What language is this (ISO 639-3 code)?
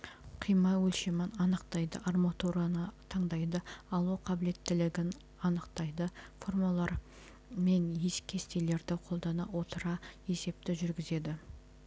kaz